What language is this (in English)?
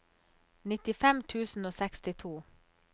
Norwegian